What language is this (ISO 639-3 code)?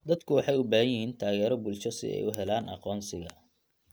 som